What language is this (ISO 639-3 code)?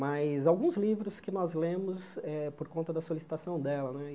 por